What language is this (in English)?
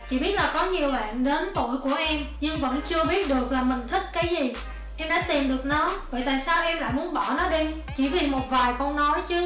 Vietnamese